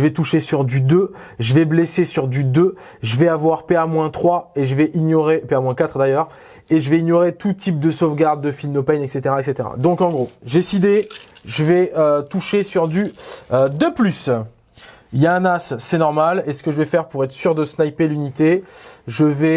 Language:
French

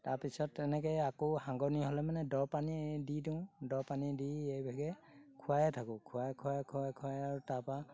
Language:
Assamese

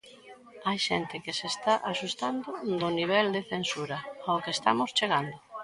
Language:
Galician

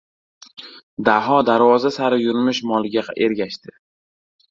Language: Uzbek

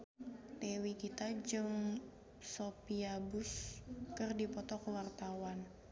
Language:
Sundanese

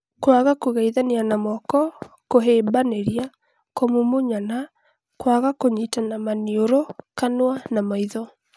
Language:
Kikuyu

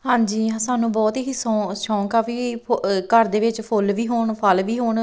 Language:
Punjabi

